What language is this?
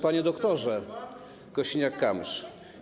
Polish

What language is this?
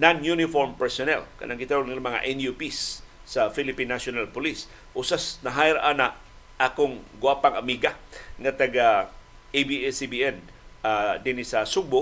Filipino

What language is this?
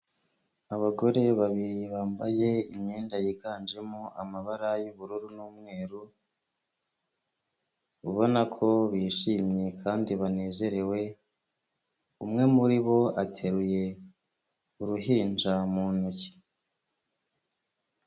Kinyarwanda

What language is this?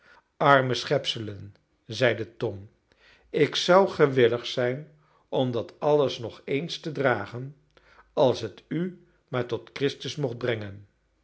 Dutch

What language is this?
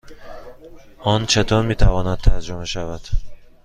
Persian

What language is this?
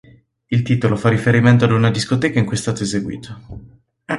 Italian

